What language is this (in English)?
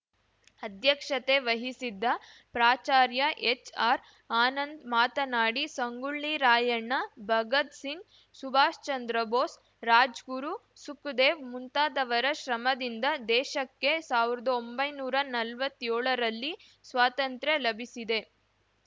Kannada